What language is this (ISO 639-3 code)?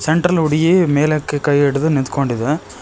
kan